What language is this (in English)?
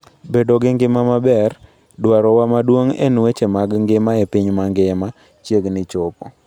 Luo (Kenya and Tanzania)